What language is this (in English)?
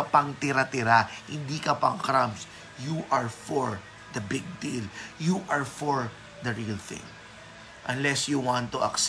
Filipino